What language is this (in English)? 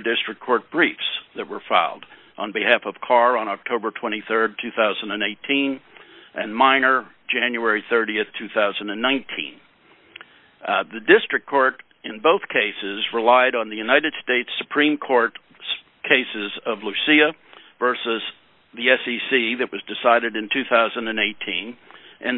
English